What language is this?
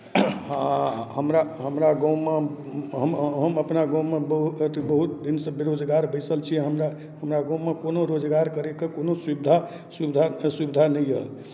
Maithili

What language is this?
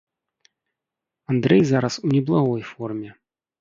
Belarusian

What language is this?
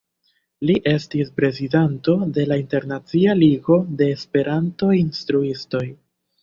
Esperanto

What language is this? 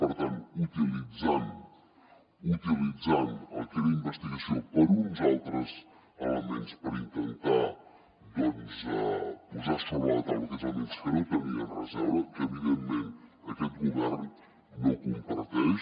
Catalan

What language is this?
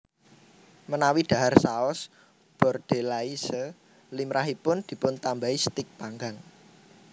Javanese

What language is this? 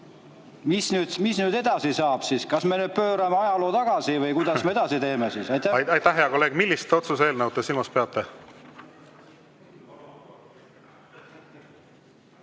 Estonian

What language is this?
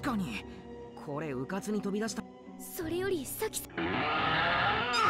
Japanese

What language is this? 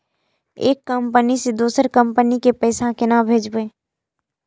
Maithili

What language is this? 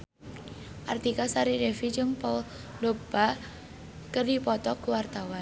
Sundanese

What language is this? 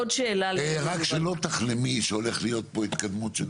Hebrew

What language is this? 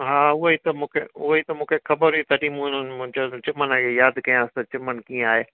Sindhi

